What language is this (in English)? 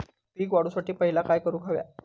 Marathi